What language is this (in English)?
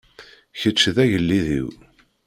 Kabyle